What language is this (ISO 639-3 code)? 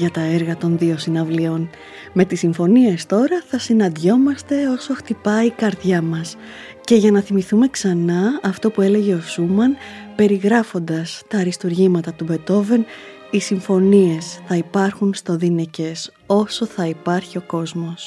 ell